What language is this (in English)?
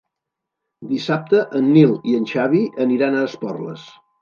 Catalan